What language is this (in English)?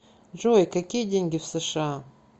Russian